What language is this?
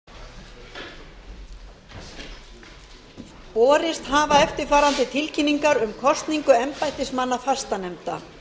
Icelandic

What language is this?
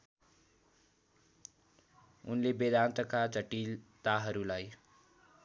Nepali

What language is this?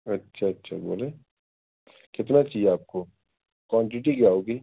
Urdu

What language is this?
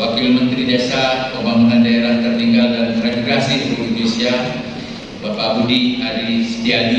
Indonesian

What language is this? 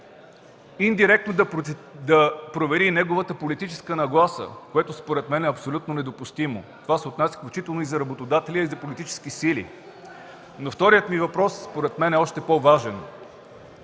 Bulgarian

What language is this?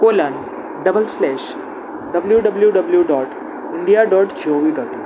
Konkani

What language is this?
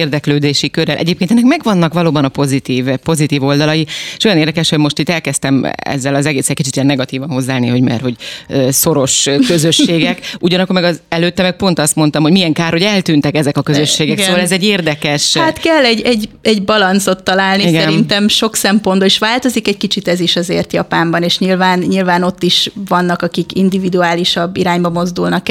Hungarian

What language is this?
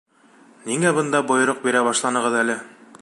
Bashkir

